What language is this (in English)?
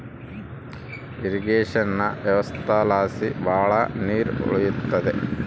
Kannada